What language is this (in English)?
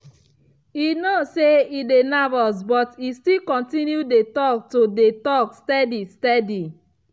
Nigerian Pidgin